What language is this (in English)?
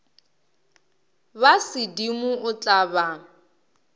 Northern Sotho